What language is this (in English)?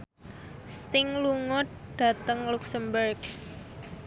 Javanese